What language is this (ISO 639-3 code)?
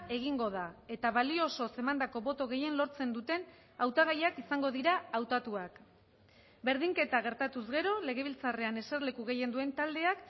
eus